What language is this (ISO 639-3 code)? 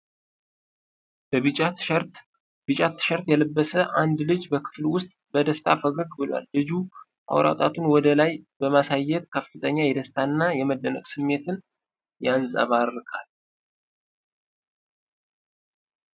amh